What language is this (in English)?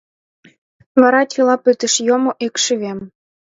Mari